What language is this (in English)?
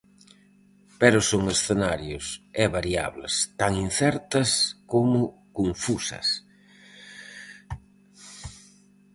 Galician